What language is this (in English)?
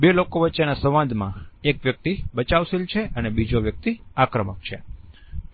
Gujarati